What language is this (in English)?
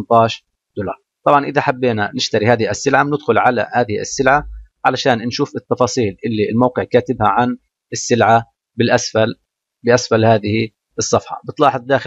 Arabic